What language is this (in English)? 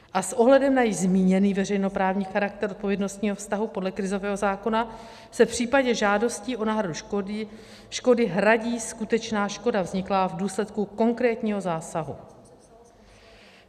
Czech